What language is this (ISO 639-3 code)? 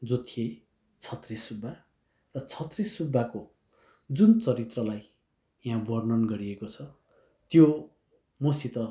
nep